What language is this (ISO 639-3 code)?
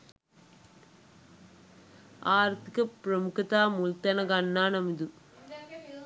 sin